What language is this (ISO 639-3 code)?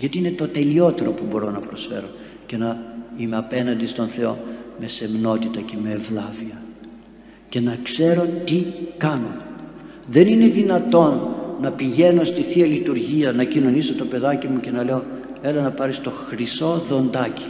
ell